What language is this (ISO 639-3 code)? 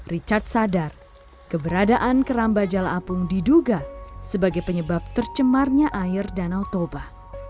ind